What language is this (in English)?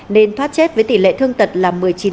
Vietnamese